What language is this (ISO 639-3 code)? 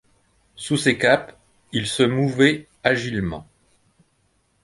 fra